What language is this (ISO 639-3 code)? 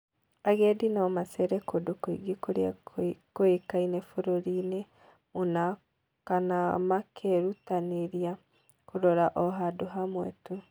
kik